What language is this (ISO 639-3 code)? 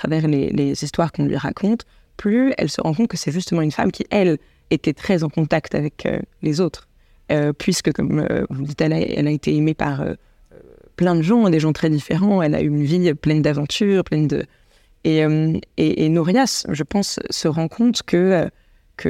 fra